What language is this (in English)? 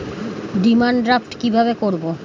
Bangla